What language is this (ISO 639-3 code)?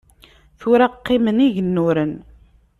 kab